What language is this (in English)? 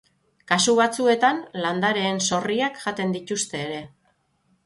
Basque